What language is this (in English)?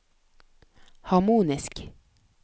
Norwegian